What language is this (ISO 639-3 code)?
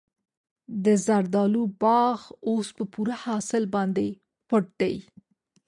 pus